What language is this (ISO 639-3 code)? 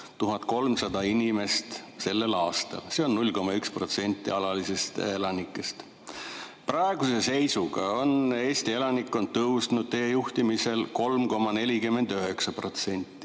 est